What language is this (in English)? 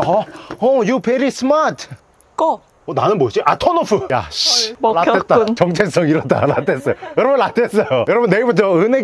Korean